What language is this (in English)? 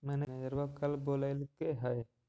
Magahi